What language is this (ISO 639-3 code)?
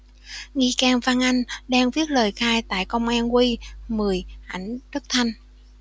vie